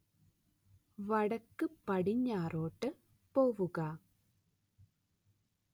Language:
Malayalam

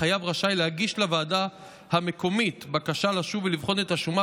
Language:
Hebrew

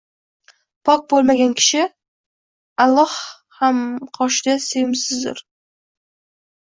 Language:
Uzbek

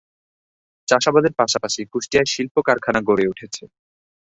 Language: Bangla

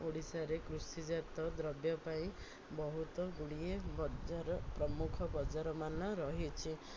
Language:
Odia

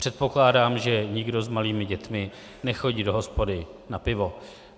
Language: Czech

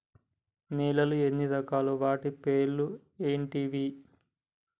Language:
Telugu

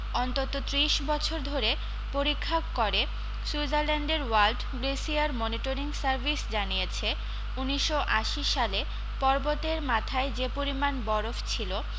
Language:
Bangla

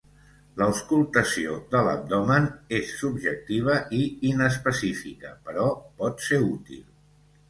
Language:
Catalan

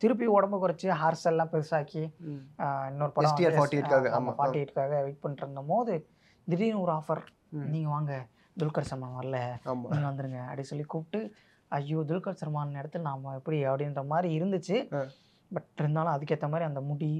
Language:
Tamil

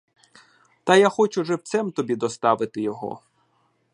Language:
Ukrainian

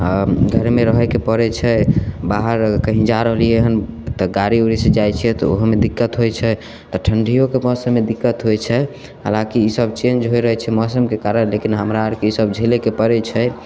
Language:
Maithili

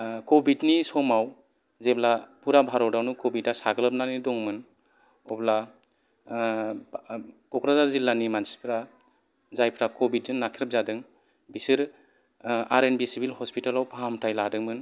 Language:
Bodo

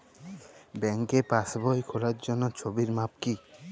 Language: Bangla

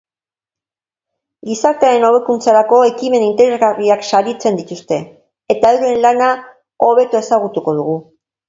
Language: Basque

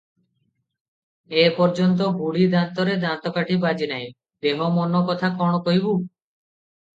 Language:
Odia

